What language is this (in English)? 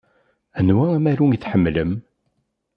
Kabyle